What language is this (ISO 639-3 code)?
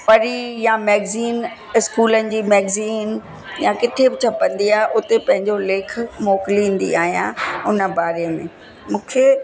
snd